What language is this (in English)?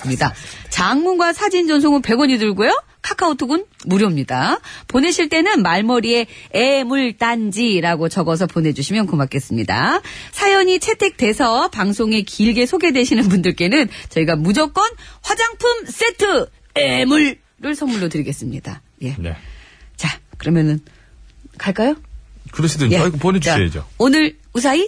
Korean